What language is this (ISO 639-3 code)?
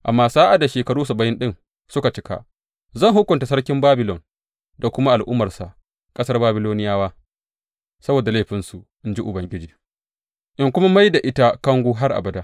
hau